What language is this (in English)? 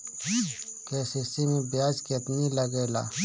Bhojpuri